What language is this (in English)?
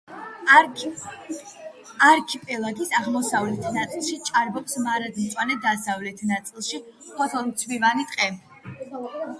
Georgian